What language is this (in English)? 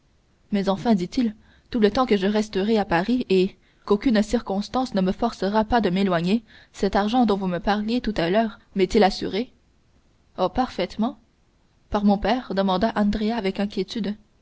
French